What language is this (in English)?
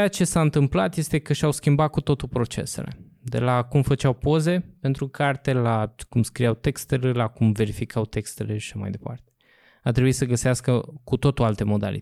Romanian